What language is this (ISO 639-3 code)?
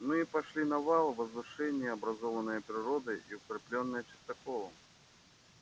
rus